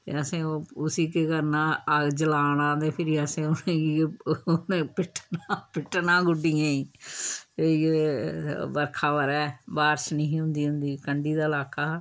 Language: Dogri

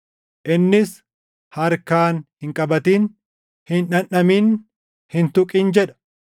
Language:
Oromo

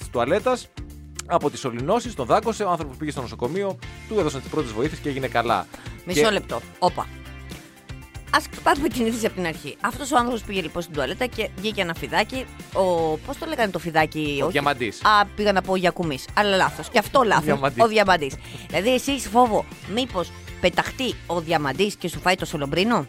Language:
Greek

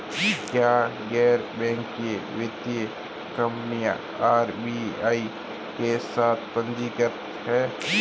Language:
Hindi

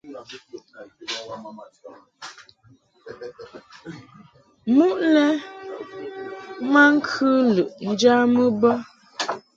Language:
Mungaka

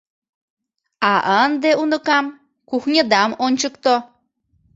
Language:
Mari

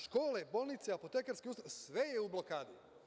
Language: Serbian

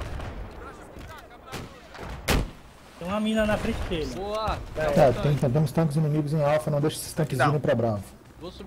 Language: Portuguese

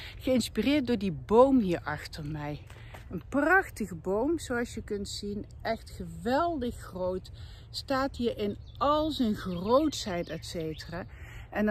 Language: Dutch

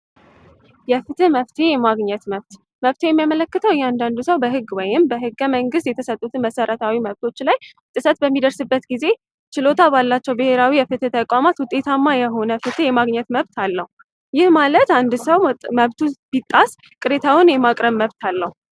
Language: Amharic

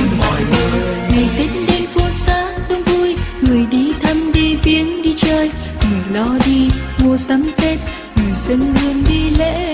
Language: Vietnamese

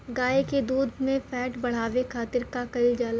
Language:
Bhojpuri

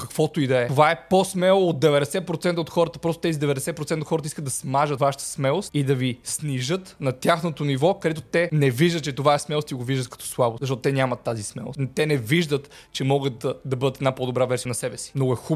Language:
Bulgarian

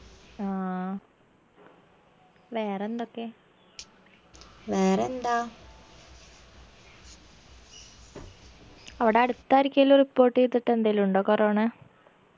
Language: Malayalam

